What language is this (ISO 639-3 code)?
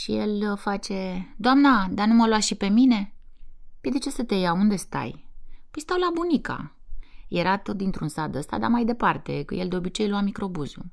ron